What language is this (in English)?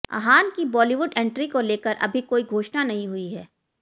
Hindi